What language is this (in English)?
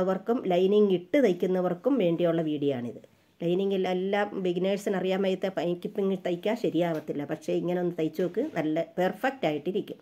Arabic